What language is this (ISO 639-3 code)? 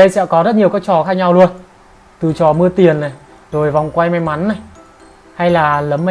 vie